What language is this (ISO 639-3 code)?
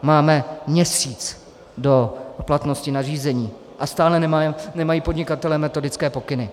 ces